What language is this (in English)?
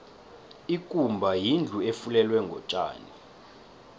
South Ndebele